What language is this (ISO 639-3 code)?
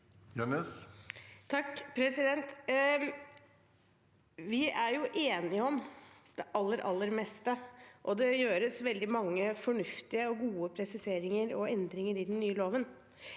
nor